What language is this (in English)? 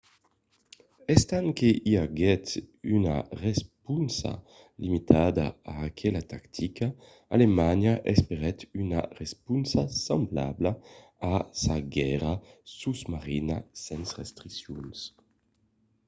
Occitan